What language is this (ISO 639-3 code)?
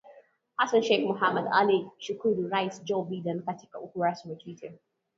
swa